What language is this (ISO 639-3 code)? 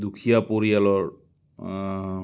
asm